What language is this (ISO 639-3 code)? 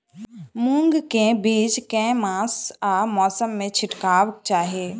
mai